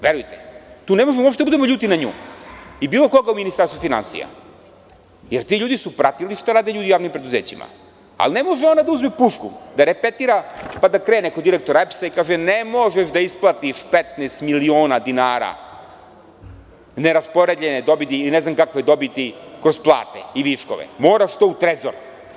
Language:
Serbian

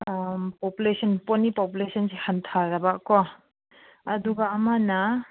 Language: Manipuri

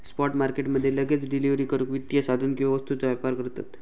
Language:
Marathi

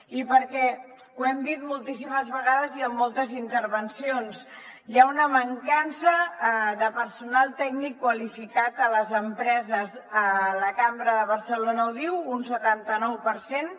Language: Catalan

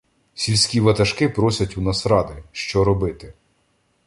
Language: Ukrainian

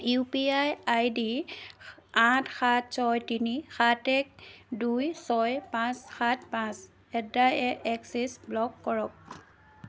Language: Assamese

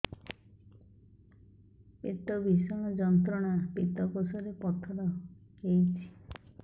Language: Odia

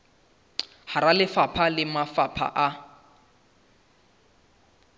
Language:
Southern Sotho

